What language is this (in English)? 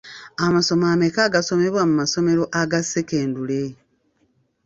Ganda